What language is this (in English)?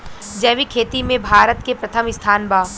Bhojpuri